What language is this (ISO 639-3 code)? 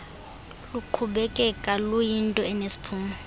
xho